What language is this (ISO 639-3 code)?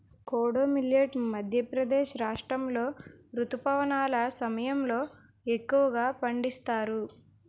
tel